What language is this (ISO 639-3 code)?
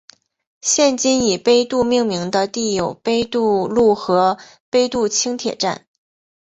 zho